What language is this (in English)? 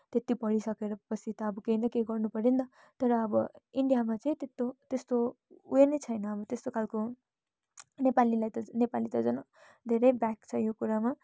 Nepali